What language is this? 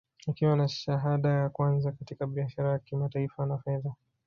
Swahili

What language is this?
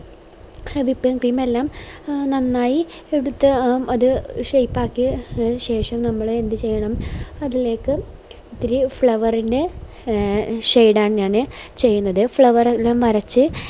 Malayalam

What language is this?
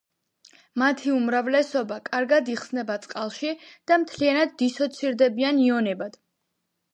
Georgian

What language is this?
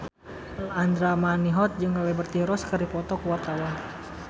Sundanese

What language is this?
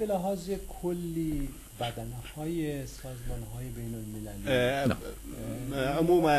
Arabic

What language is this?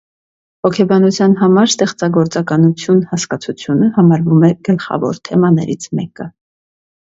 Armenian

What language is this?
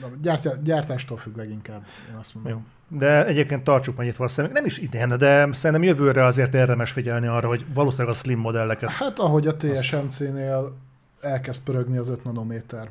Hungarian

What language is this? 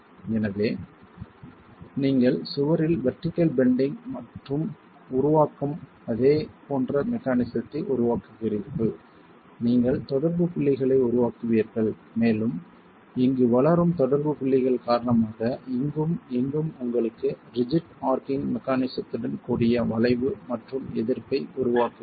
Tamil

